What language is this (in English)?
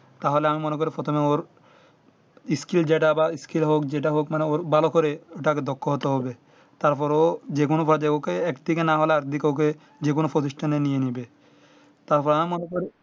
Bangla